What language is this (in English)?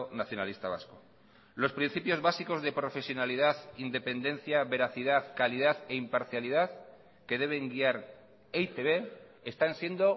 Spanish